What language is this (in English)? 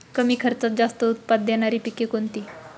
Marathi